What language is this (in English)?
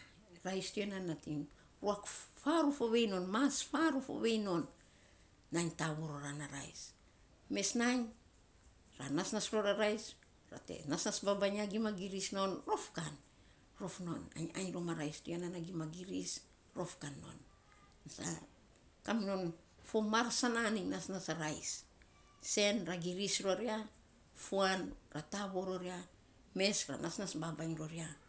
Saposa